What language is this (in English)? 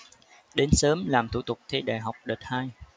Vietnamese